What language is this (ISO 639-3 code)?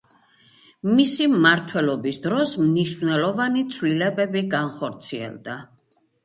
kat